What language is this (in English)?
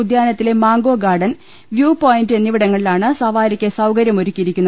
Malayalam